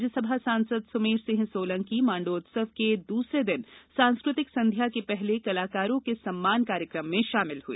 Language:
Hindi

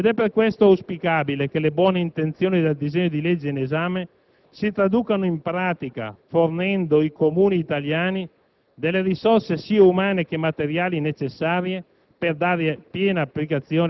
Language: Italian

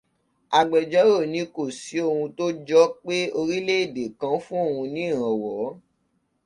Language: Yoruba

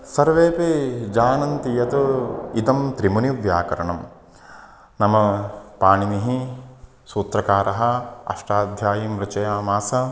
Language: Sanskrit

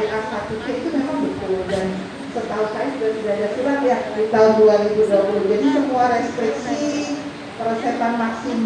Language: Indonesian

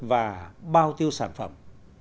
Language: Vietnamese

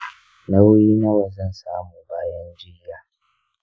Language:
Hausa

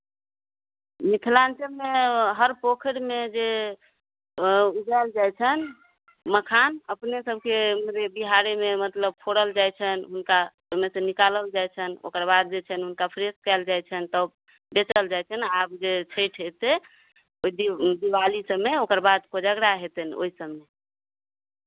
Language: Maithili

